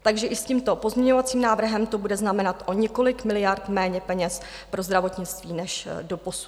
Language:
Czech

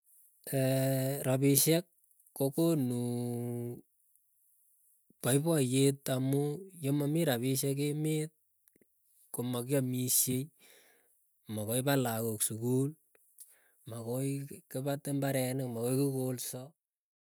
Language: Keiyo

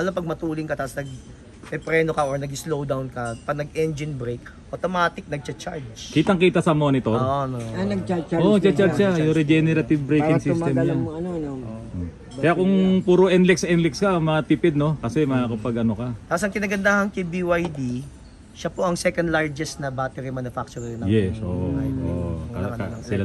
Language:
Filipino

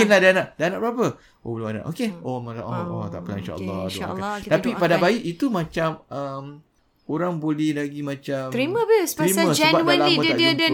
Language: Malay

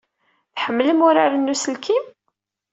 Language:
Kabyle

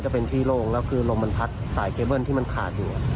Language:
Thai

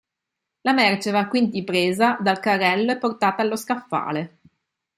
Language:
Italian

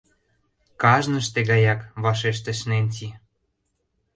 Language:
Mari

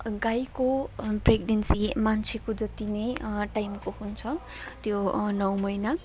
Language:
Nepali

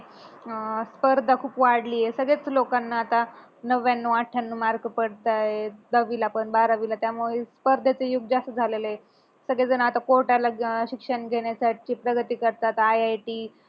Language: Marathi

